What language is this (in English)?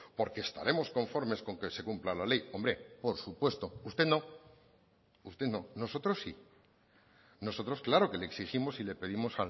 Spanish